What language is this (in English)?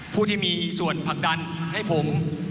Thai